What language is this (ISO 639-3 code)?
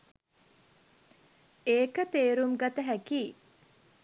sin